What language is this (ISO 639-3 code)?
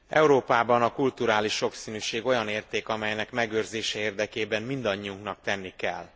hun